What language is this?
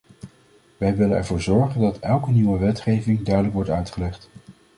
Dutch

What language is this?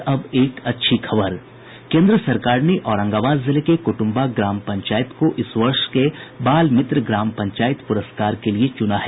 Hindi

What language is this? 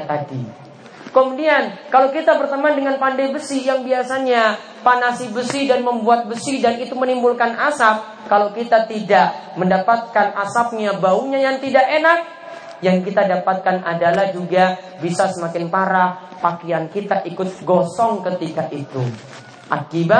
Indonesian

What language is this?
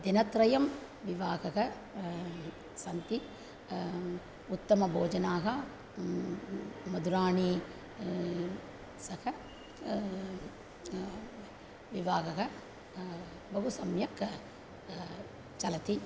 Sanskrit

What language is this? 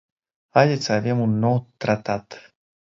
Romanian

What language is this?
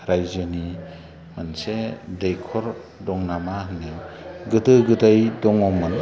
Bodo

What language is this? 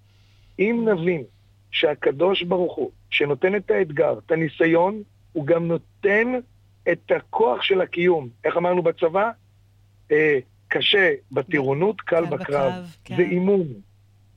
Hebrew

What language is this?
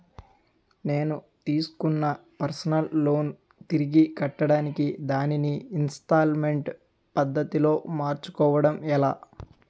Telugu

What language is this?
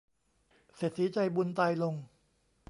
Thai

